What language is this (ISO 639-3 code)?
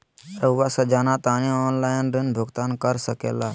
mag